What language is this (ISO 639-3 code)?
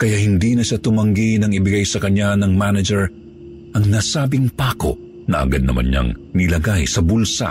fil